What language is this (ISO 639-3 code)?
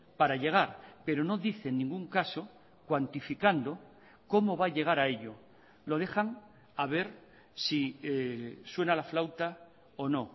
spa